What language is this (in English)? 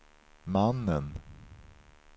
Swedish